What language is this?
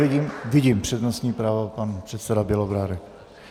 Czech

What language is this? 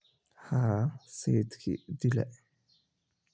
Somali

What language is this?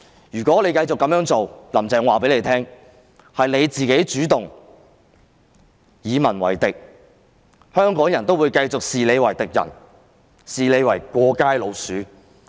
Cantonese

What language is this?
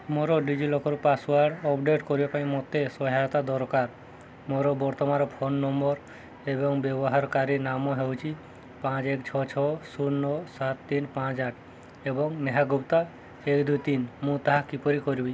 Odia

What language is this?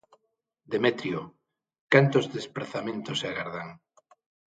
Galician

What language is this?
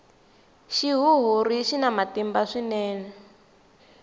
Tsonga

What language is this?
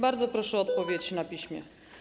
Polish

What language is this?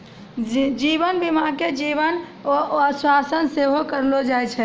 Maithili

